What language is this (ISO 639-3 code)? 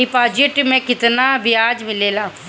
bho